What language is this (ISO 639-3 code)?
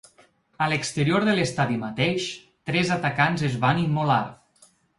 cat